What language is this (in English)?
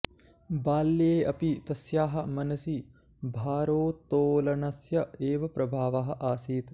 Sanskrit